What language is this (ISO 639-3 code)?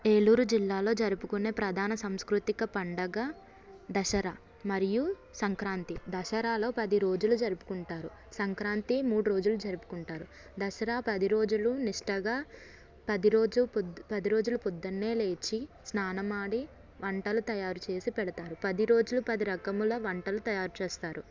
tel